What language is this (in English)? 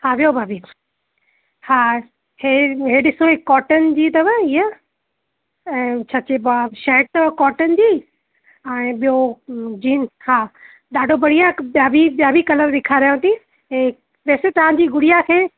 Sindhi